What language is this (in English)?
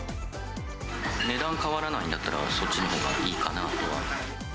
Japanese